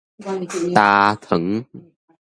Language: Min Nan Chinese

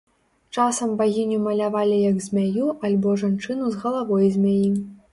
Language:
Belarusian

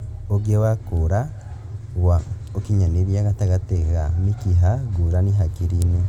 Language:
Kikuyu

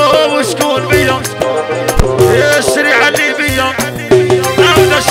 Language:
French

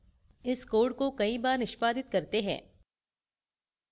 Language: Hindi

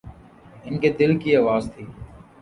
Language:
Urdu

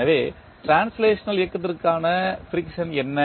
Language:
Tamil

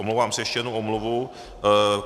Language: Czech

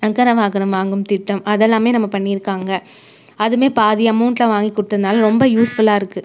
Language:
Tamil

